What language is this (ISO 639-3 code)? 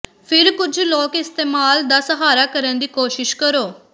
pan